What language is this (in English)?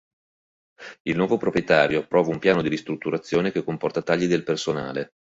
Italian